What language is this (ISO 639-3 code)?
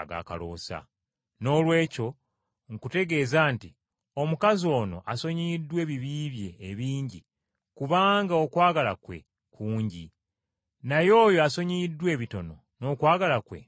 lug